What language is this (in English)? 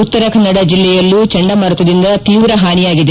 Kannada